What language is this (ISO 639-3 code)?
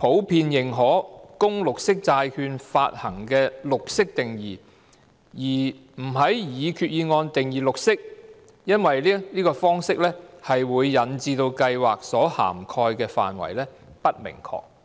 yue